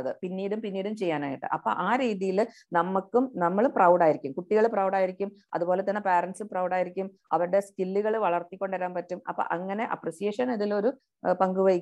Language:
Malayalam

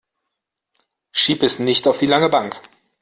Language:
German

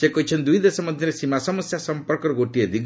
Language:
Odia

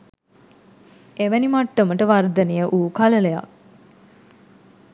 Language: Sinhala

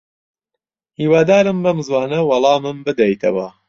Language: Central Kurdish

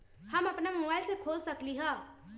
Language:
Magahi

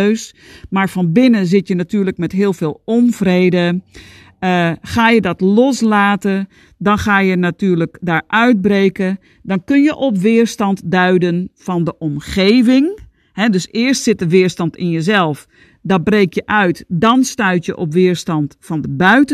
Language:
Dutch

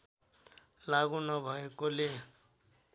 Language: Nepali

